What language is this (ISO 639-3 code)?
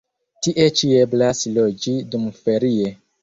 epo